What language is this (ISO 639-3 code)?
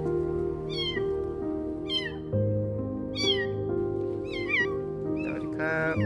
tha